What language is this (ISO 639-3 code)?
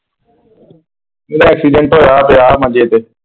pan